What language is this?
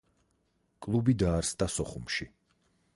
Georgian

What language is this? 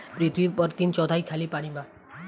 Bhojpuri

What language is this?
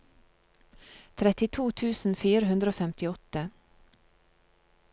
Norwegian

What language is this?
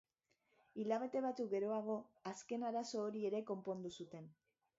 Basque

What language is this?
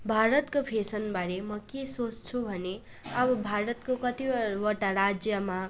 Nepali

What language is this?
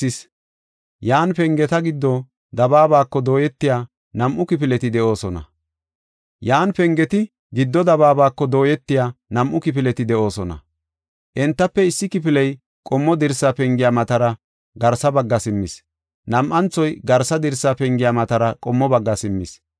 Gofa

